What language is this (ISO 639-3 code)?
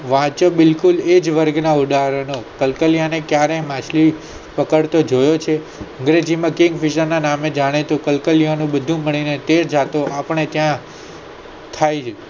guj